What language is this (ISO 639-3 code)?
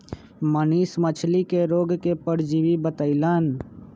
mag